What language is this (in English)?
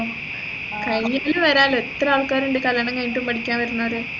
Malayalam